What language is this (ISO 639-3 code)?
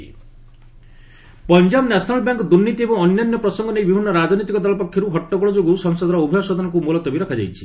ori